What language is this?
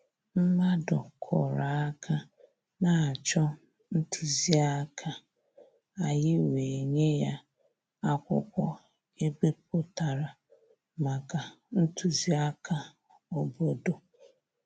Igbo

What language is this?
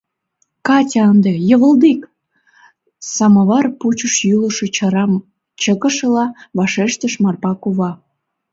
Mari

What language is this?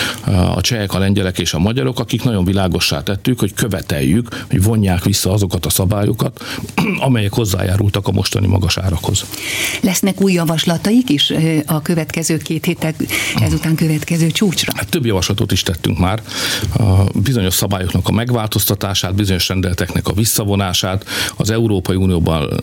Hungarian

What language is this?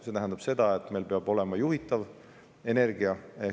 Estonian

